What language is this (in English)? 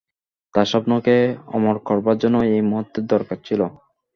Bangla